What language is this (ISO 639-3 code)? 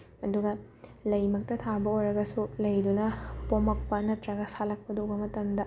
mni